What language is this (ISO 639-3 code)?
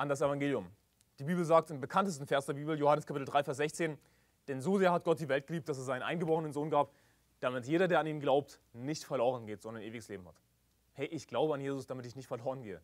deu